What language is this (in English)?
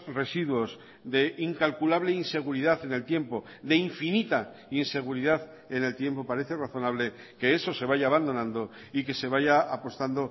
Spanish